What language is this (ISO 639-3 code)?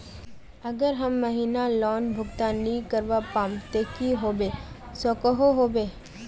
mag